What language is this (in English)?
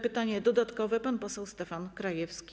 Polish